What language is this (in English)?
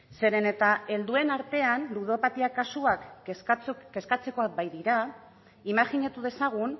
Basque